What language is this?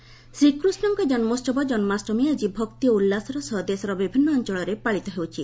Odia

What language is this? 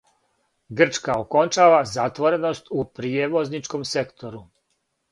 Serbian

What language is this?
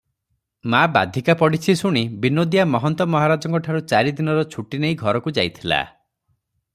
Odia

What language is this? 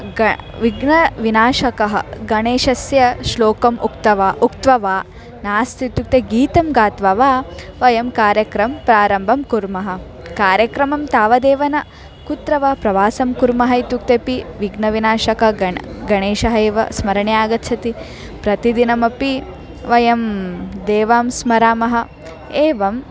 Sanskrit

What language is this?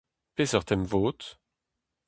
Breton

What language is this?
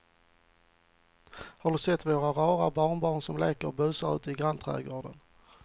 Swedish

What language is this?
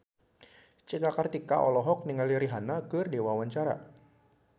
Sundanese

